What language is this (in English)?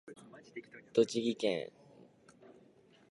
Japanese